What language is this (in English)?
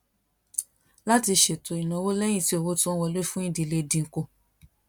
Yoruba